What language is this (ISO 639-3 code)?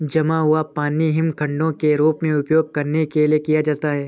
hin